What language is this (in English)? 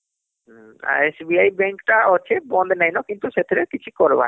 Odia